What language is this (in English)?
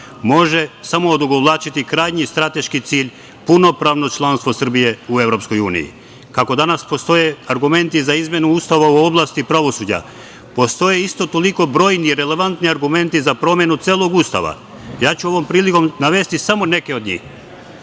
Serbian